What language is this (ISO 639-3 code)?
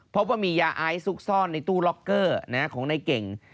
tha